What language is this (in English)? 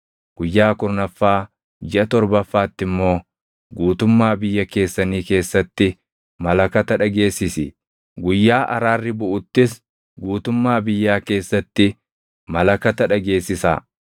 Oromo